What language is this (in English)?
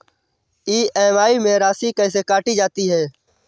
Hindi